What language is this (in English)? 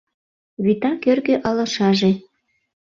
Mari